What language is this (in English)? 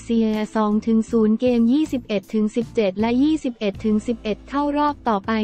Thai